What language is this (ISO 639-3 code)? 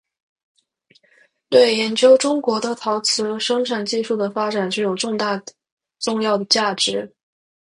zho